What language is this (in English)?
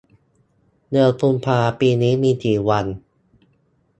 Thai